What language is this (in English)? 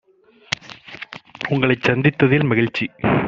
Tamil